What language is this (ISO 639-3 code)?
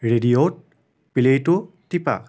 asm